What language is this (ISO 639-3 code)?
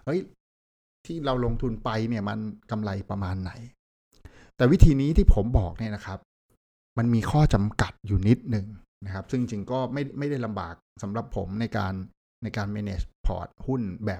tha